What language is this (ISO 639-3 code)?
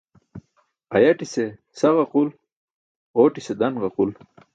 bsk